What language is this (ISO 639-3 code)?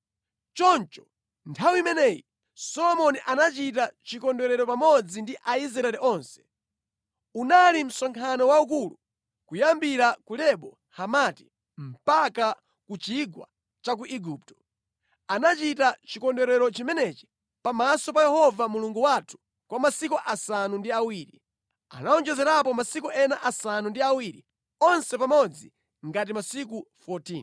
nya